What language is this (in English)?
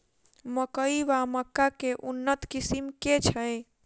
Maithili